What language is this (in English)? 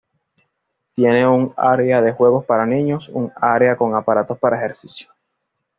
Spanish